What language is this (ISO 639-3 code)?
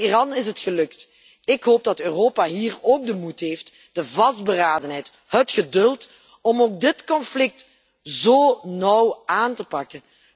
nld